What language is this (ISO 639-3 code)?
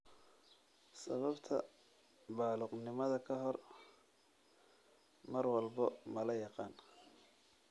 som